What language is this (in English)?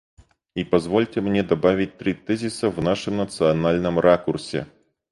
Russian